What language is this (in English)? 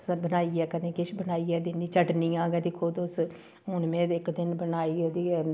Dogri